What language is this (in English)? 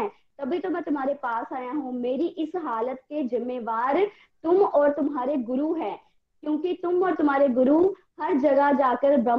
Hindi